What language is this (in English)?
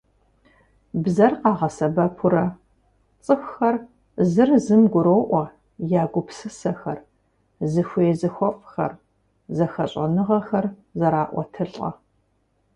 Kabardian